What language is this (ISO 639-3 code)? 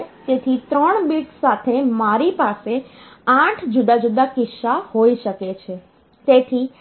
guj